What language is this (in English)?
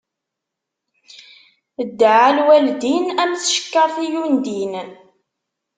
Kabyle